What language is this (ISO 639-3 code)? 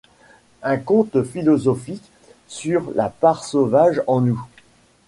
fra